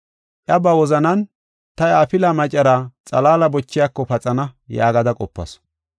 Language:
Gofa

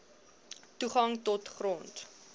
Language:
Afrikaans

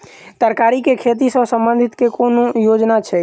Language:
Maithili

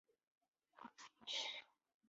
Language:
Chinese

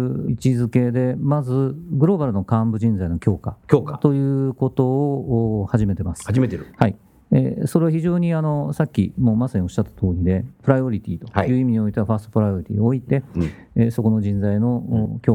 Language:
Japanese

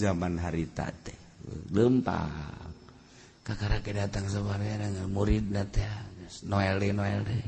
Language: Indonesian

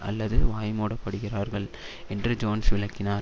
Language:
Tamil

